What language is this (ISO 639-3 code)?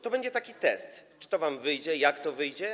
pol